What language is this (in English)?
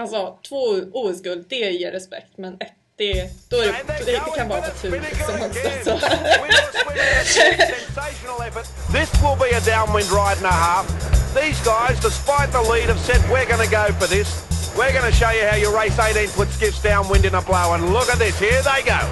Swedish